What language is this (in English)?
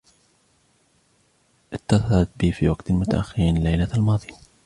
Arabic